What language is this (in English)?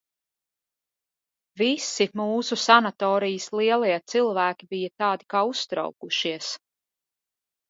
Latvian